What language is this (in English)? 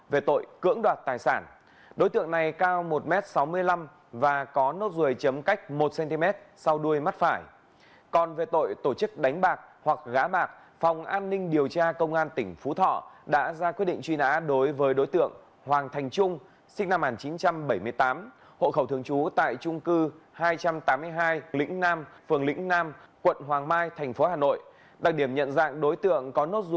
Vietnamese